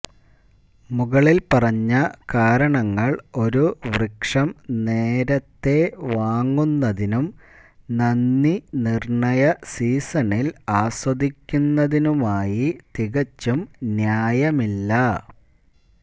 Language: Malayalam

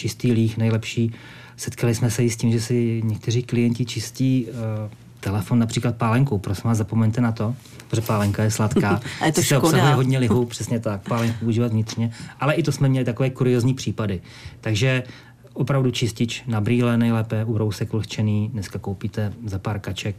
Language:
Czech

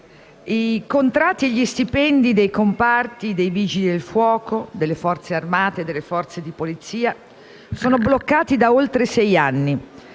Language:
Italian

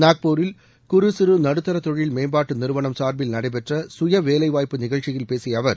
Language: Tamil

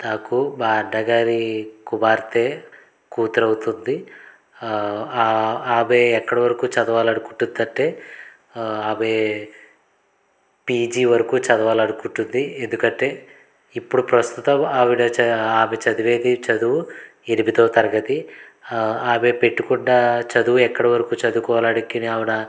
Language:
Telugu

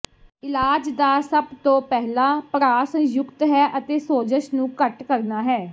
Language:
Punjabi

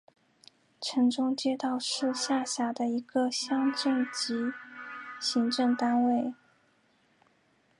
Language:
Chinese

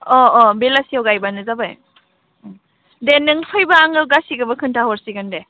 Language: Bodo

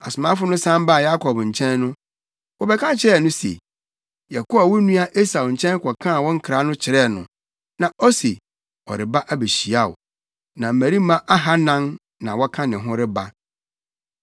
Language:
Akan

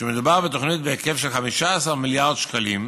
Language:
Hebrew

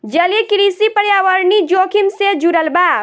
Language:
Bhojpuri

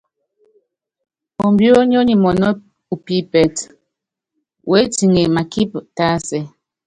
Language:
Yangben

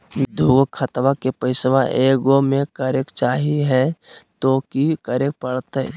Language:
Magahi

